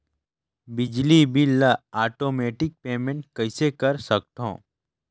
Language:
Chhattisgarhi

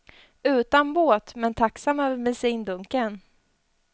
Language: Swedish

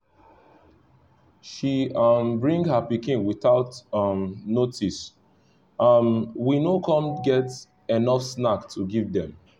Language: Nigerian Pidgin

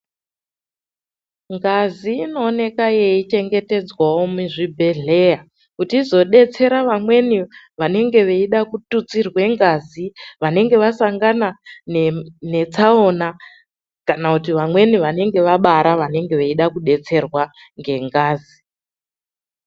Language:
Ndau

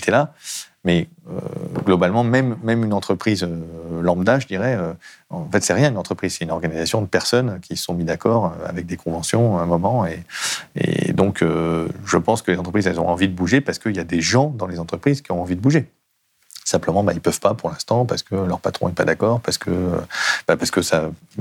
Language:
French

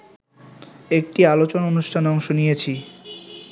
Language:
Bangla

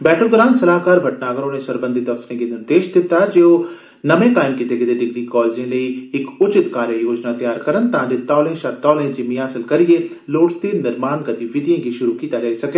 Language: Dogri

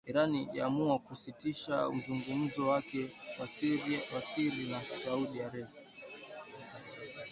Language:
Swahili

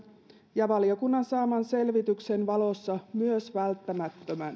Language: Finnish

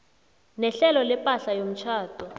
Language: South Ndebele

